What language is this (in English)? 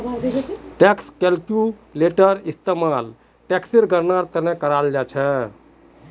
Magahi